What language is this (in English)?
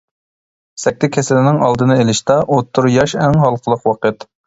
Uyghur